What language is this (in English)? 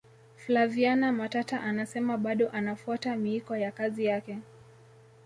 Swahili